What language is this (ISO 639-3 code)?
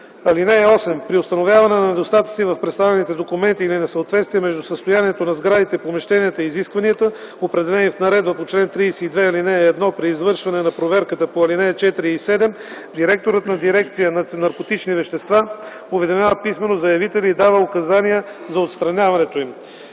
bul